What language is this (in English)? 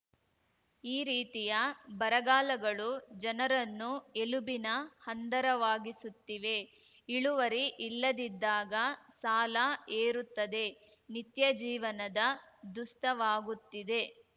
Kannada